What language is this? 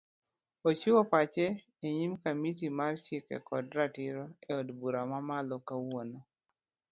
Luo (Kenya and Tanzania)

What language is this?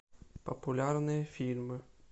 Russian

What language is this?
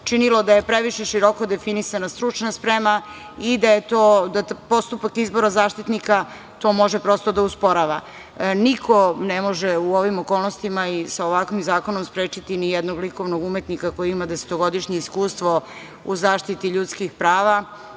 Serbian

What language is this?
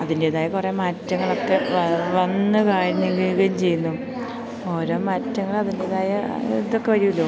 Malayalam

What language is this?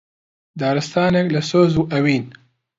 Central Kurdish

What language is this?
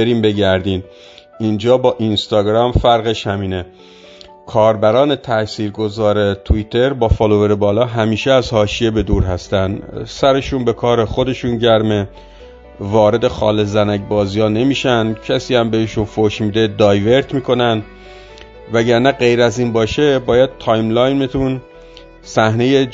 Persian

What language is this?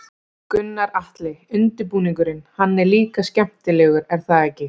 Icelandic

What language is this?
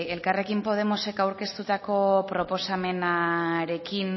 Basque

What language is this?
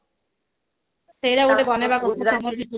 Odia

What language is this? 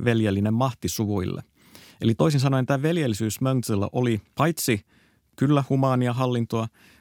Finnish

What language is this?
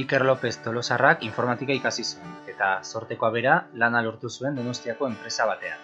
Basque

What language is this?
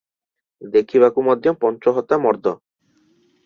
Odia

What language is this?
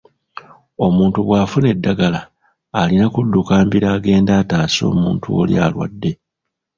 Ganda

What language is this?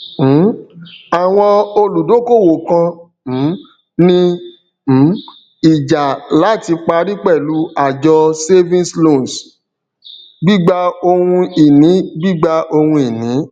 Yoruba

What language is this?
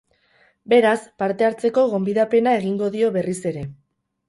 Basque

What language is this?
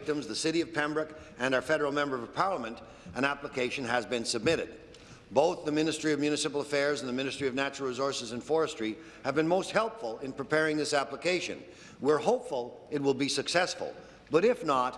English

